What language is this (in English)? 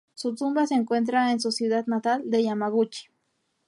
Spanish